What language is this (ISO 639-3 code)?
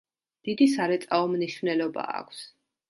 kat